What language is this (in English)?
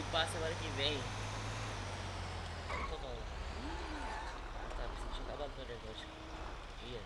Portuguese